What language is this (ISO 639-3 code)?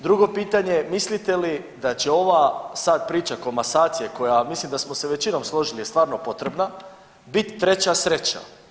hrv